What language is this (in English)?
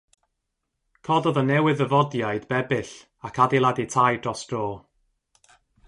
Welsh